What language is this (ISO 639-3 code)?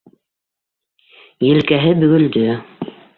bak